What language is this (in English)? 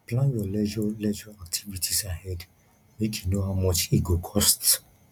Nigerian Pidgin